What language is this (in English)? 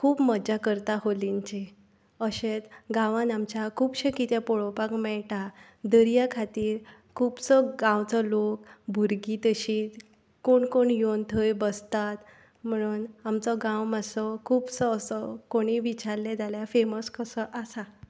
Konkani